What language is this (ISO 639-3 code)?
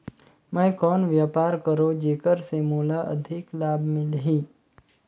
hne